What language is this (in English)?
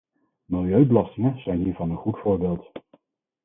Dutch